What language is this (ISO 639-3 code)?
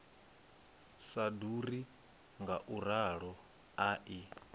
ven